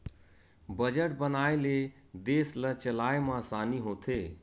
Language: Chhattisgarhi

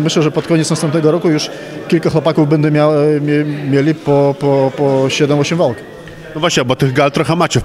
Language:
Polish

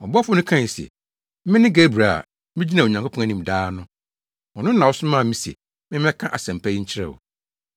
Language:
Akan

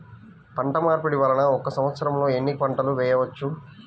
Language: Telugu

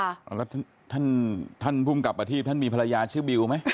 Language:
Thai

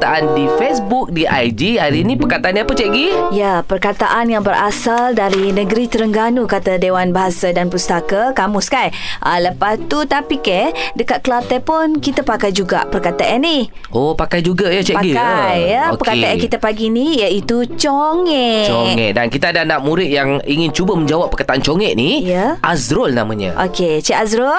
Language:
Malay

